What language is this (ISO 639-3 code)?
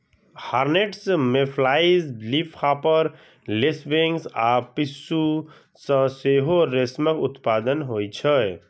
mai